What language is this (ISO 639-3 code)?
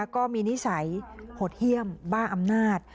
tha